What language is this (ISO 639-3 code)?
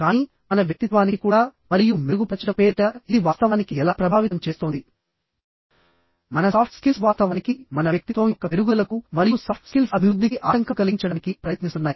tel